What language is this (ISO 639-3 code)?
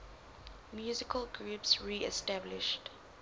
eng